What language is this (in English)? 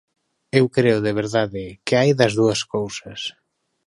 Galician